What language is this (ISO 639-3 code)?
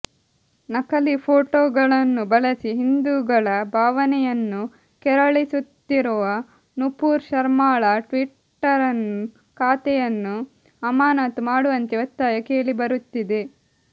kan